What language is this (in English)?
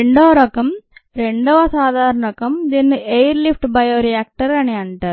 Telugu